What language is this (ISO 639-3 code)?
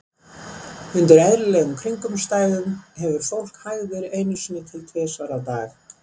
isl